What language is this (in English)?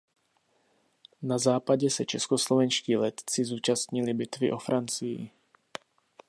Czech